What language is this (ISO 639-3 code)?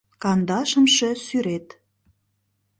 chm